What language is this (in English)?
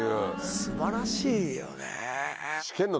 Japanese